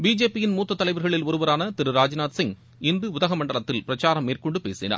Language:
Tamil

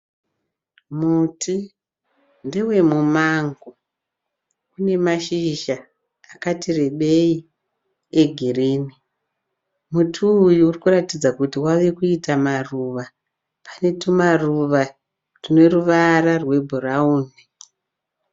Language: Shona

